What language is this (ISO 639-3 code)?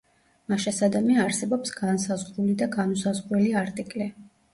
kat